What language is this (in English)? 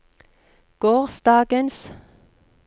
Norwegian